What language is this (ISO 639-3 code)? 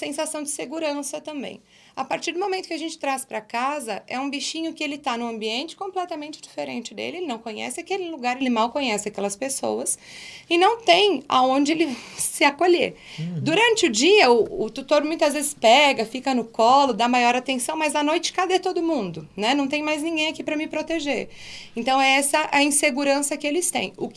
por